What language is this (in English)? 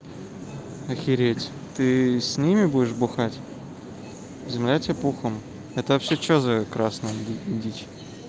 Russian